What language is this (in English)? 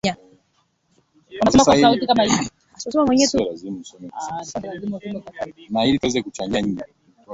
Swahili